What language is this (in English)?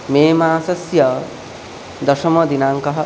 Sanskrit